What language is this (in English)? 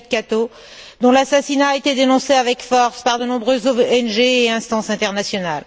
French